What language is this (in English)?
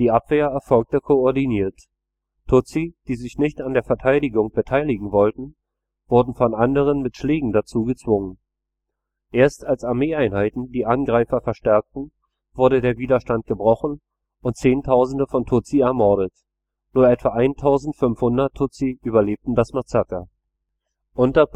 German